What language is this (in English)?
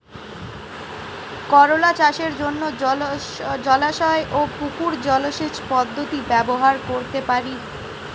Bangla